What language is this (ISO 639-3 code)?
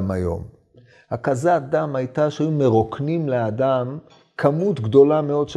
heb